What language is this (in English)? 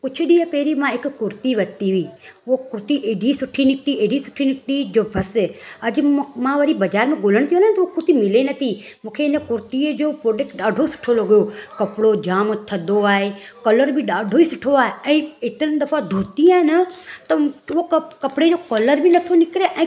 Sindhi